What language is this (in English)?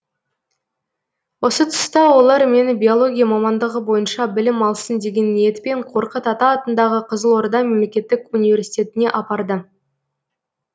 Kazakh